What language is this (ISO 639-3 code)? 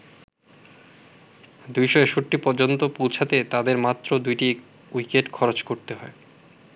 ben